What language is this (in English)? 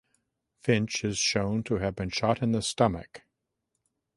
English